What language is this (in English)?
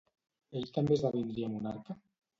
Catalan